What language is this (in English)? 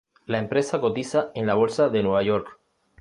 Spanish